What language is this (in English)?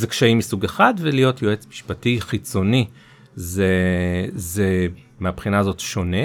Hebrew